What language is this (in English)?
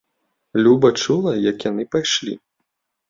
Belarusian